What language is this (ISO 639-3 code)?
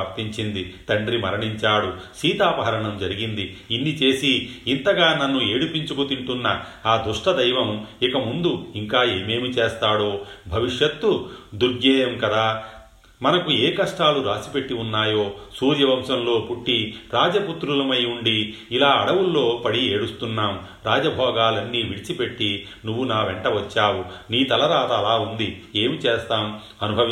tel